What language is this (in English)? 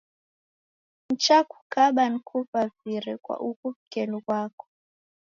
Taita